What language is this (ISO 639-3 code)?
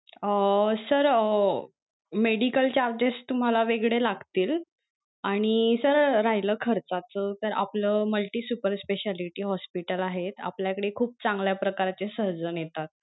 mar